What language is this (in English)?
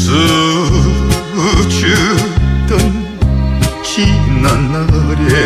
Korean